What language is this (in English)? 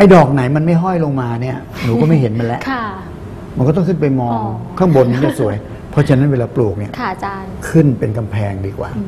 Thai